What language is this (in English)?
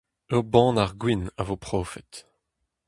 Breton